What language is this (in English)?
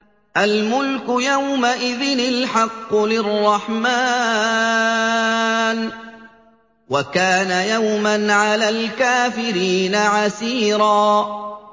Arabic